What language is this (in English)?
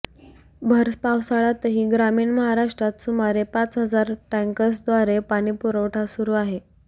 Marathi